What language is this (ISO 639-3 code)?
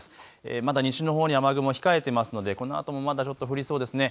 jpn